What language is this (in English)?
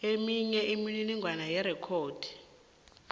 South Ndebele